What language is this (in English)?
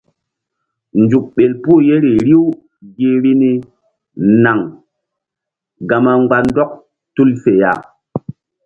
Mbum